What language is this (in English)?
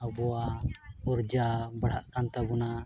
Santali